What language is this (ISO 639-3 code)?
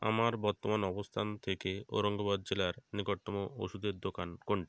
ben